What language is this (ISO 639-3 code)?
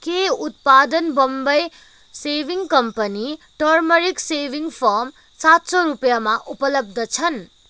nep